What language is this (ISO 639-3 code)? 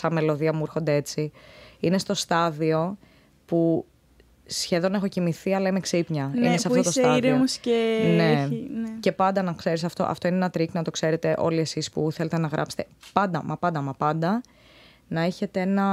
ell